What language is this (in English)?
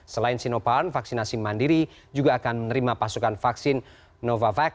Indonesian